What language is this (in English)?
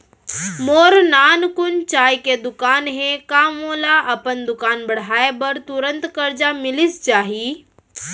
Chhattisgarhi